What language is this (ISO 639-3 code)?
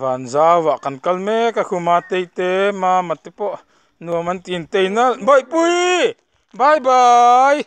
nld